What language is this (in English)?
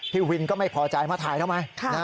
Thai